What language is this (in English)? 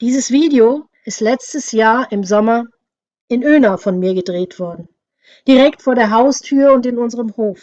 German